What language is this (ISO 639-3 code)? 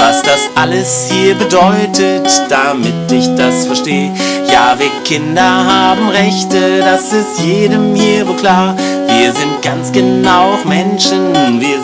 deu